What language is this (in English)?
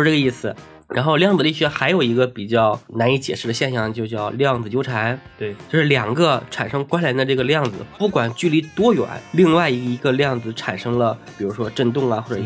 Chinese